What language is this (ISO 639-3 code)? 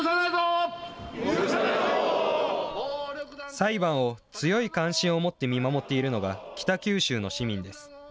jpn